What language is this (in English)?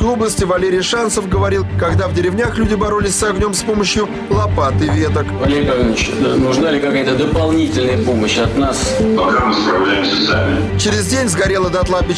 Russian